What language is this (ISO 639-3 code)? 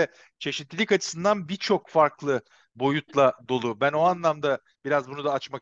tur